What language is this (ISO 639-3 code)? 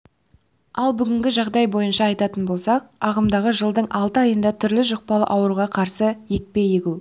kaz